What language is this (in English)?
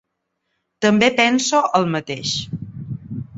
Catalan